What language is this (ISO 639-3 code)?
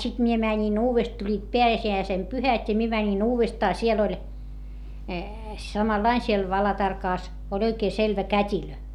fin